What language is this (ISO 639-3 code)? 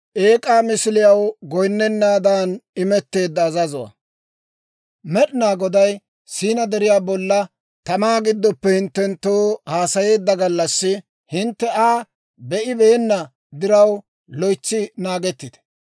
dwr